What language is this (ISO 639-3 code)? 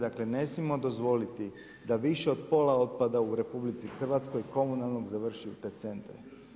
hrv